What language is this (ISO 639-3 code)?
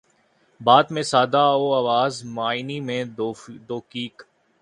urd